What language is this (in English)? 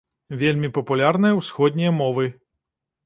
Belarusian